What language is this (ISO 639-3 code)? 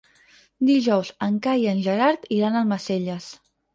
cat